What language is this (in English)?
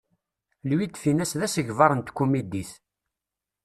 Kabyle